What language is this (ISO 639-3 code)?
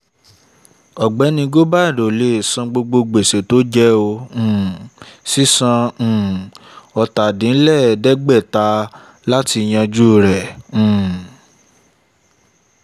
yor